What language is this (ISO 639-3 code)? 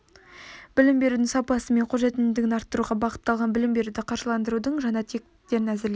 kaz